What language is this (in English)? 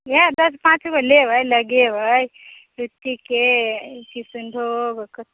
Maithili